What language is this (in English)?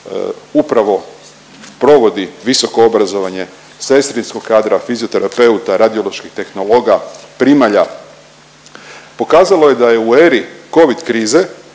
Croatian